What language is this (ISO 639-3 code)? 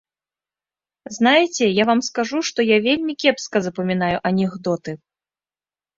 bel